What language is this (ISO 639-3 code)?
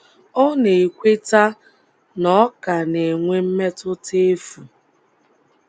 ibo